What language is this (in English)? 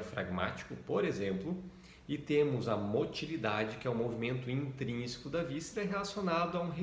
Portuguese